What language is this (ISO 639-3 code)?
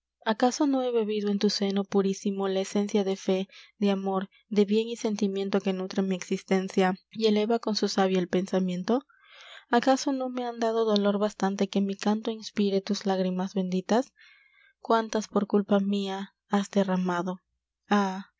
spa